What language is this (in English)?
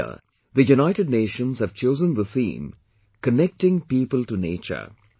English